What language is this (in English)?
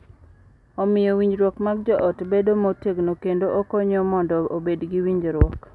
Luo (Kenya and Tanzania)